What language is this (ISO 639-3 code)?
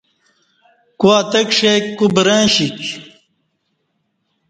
bsh